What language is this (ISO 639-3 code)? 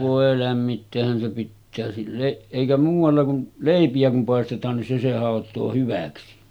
fin